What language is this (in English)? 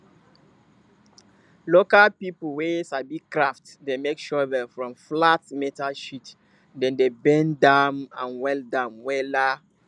Nigerian Pidgin